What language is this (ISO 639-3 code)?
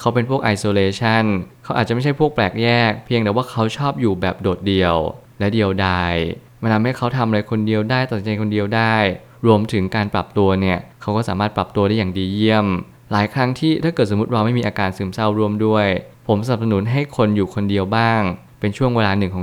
tha